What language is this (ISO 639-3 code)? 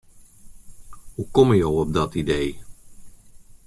fry